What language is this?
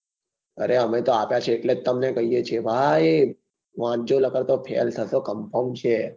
Gujarati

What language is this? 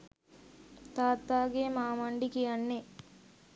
Sinhala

